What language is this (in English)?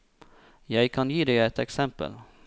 Norwegian